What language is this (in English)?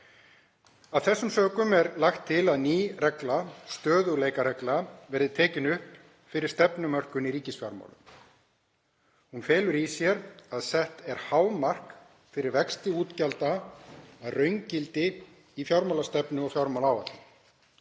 Icelandic